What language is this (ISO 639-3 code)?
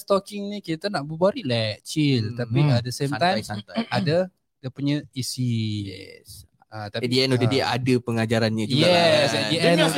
msa